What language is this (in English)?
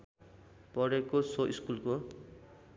Nepali